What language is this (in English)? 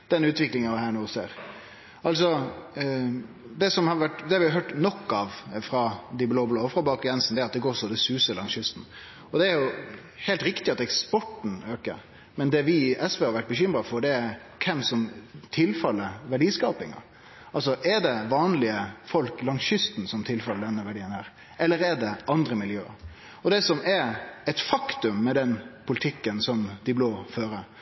Norwegian Nynorsk